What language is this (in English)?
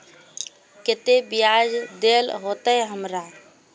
Magahi